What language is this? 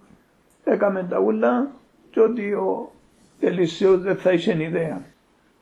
Greek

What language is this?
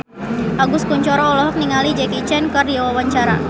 Sundanese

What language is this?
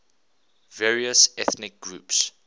English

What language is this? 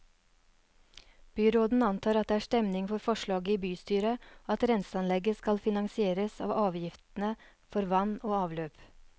Norwegian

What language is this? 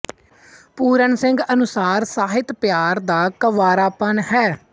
Punjabi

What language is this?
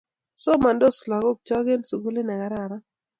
Kalenjin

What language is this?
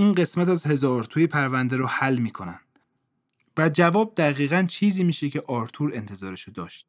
Persian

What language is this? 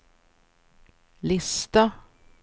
Swedish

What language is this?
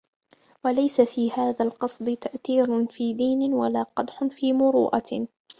Arabic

